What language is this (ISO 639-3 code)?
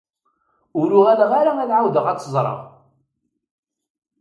kab